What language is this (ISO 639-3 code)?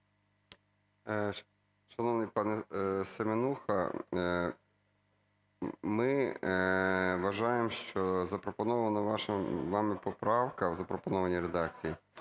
ukr